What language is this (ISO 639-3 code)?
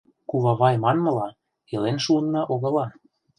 chm